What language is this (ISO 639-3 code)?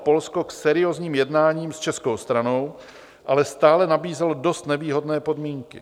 ces